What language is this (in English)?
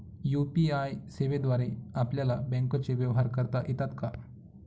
Marathi